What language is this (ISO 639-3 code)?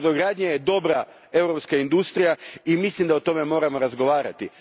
hrv